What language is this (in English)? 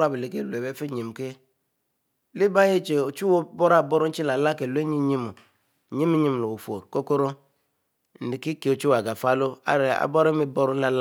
Mbe